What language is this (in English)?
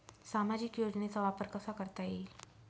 Marathi